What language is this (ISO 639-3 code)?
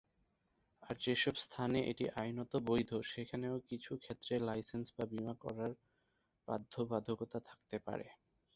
ben